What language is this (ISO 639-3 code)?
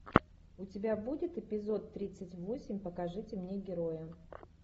rus